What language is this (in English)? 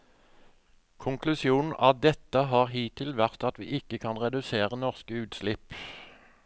Norwegian